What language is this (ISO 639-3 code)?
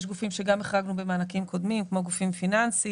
heb